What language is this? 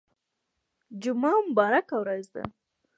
Pashto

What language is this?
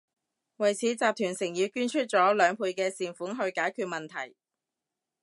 Cantonese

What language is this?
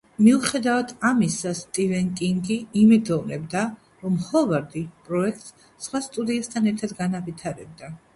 Georgian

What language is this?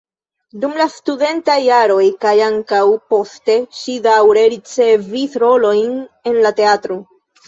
Esperanto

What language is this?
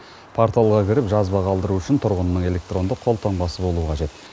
Kazakh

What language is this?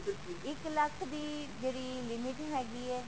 Punjabi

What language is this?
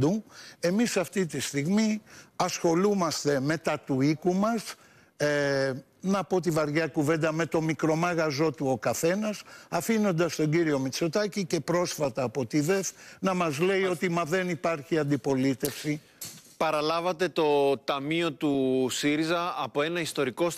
Greek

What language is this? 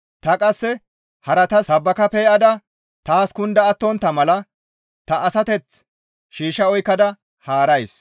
Gamo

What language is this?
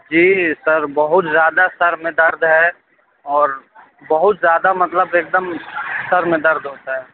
Urdu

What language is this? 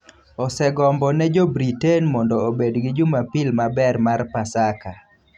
Luo (Kenya and Tanzania)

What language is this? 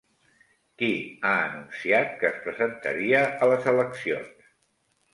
Catalan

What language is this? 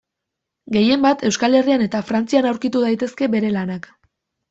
Basque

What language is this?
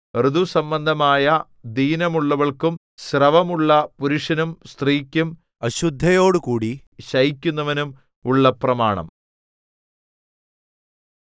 Malayalam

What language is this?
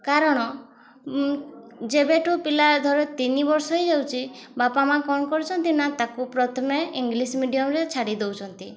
Odia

